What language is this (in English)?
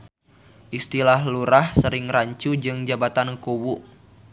Sundanese